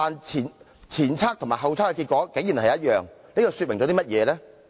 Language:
Cantonese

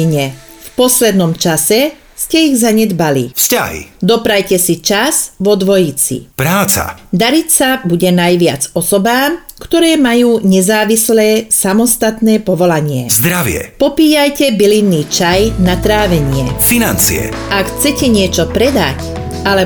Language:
Slovak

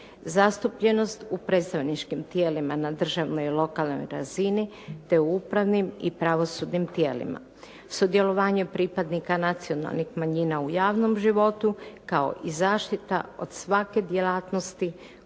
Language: Croatian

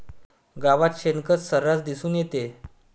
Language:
Marathi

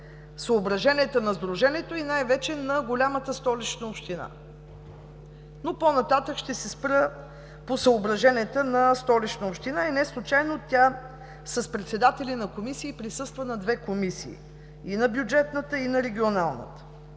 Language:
Bulgarian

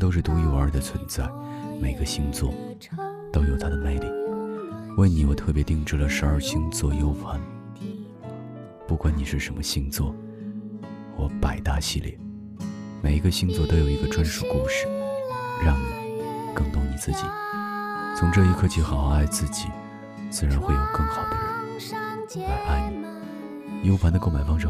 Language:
Chinese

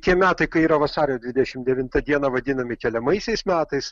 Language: Lithuanian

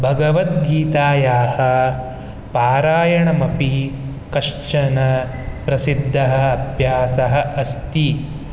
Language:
Sanskrit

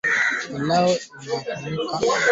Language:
Swahili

